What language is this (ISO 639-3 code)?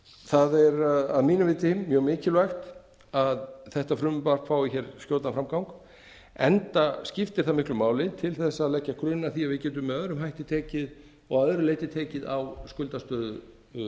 isl